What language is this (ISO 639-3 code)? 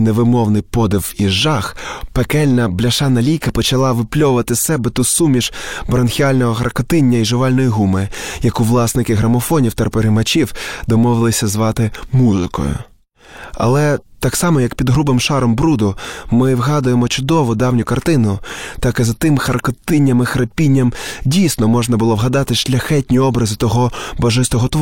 ukr